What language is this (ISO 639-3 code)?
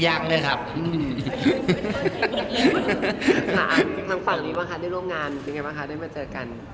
tha